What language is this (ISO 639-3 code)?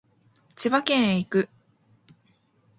jpn